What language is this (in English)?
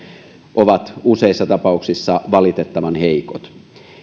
Finnish